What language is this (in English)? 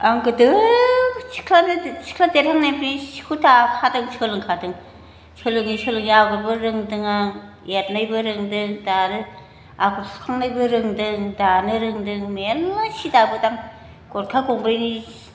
Bodo